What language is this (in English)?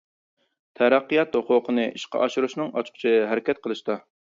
Uyghur